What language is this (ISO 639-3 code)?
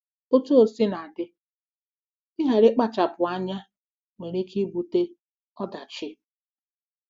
ibo